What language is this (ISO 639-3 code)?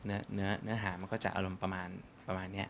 tha